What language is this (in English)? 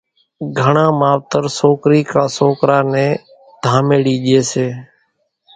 Kachi Koli